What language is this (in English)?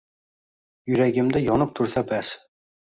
Uzbek